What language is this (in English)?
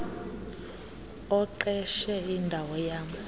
Xhosa